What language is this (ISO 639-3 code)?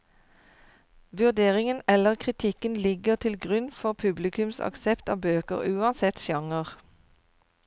nor